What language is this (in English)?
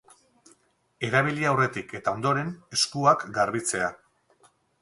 Basque